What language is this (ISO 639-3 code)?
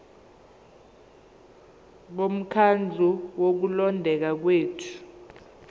zul